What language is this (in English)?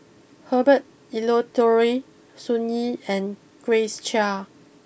English